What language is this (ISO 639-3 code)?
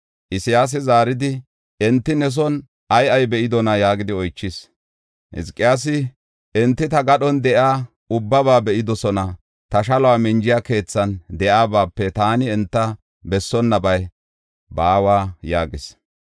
gof